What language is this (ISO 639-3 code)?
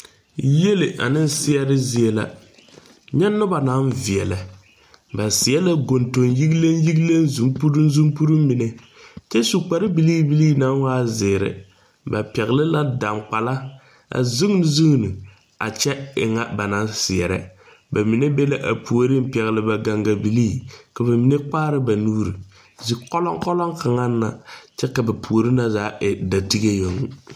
dga